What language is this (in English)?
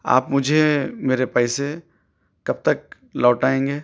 Urdu